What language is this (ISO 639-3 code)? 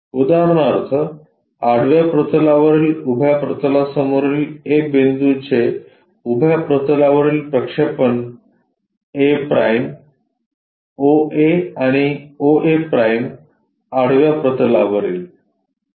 mar